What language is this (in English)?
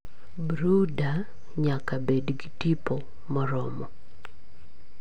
Luo (Kenya and Tanzania)